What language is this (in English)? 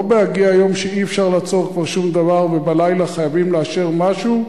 Hebrew